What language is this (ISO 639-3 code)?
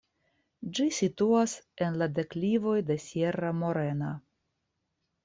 epo